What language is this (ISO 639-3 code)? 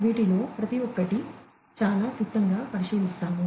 tel